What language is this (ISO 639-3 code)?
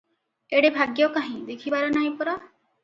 ori